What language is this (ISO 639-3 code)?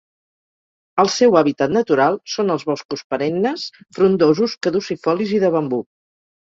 cat